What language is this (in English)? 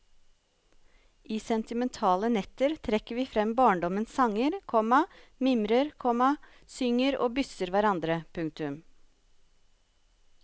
Norwegian